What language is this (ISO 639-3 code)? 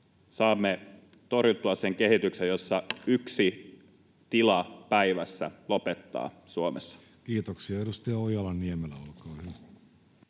fin